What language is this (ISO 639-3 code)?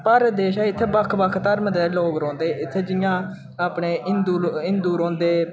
doi